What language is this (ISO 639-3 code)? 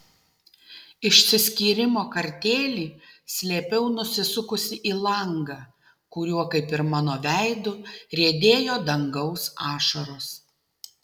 lit